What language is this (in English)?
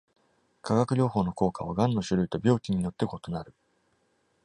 Japanese